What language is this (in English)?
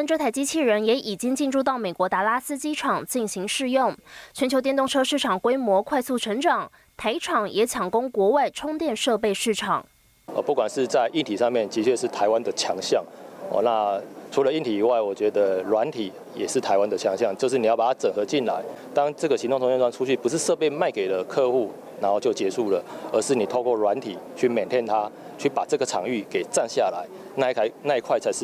Chinese